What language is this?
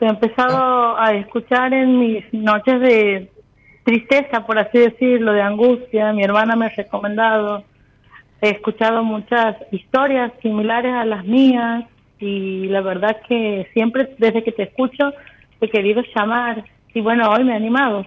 Spanish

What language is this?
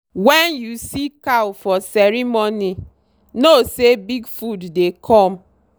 Nigerian Pidgin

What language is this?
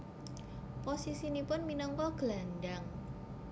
Javanese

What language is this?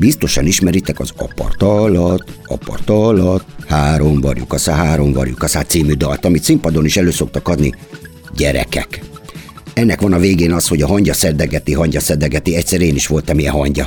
Hungarian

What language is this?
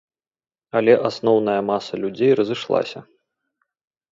Belarusian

